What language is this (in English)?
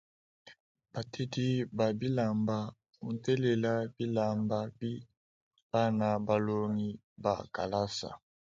Luba-Lulua